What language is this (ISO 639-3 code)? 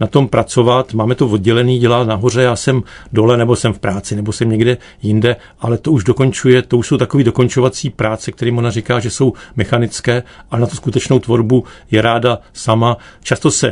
ces